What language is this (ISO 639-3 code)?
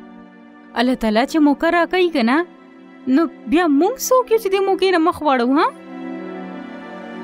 ara